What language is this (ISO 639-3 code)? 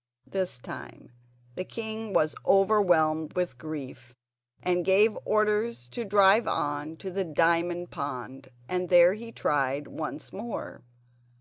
eng